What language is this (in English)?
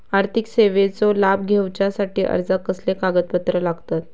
Marathi